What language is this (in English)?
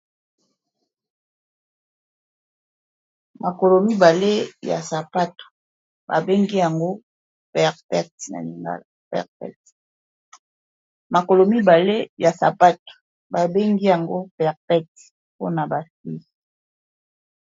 Lingala